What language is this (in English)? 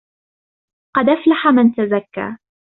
Arabic